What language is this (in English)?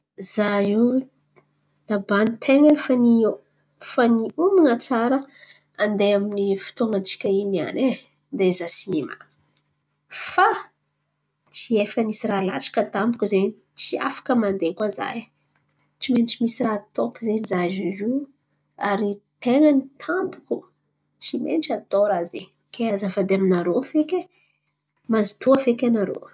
Antankarana Malagasy